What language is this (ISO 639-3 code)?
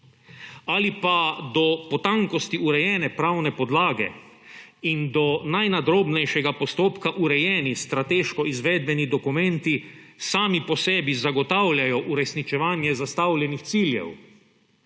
slv